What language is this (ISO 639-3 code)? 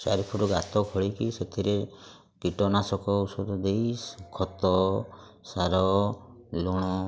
ori